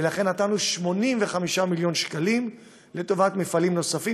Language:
Hebrew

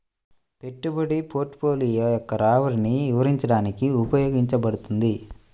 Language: Telugu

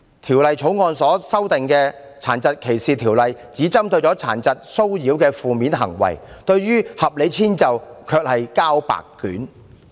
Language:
Cantonese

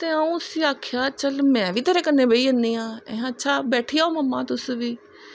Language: Dogri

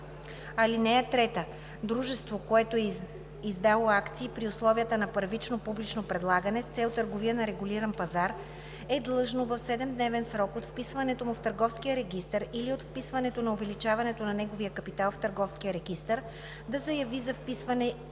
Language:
Bulgarian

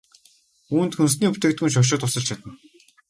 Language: Mongolian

